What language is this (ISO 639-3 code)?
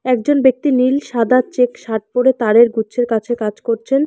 ben